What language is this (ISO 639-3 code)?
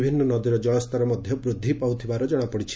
ori